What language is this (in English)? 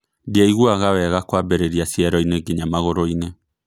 Kikuyu